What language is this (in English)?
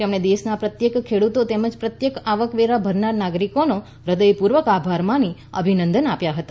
Gujarati